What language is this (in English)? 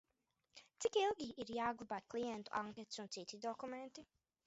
Latvian